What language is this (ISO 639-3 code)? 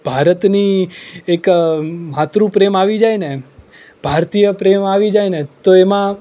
guj